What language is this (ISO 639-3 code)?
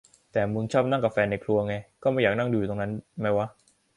tha